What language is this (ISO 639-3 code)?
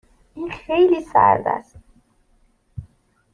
fas